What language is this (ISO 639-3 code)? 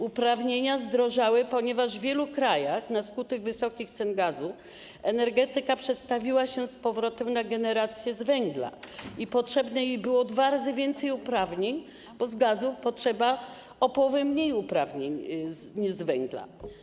pol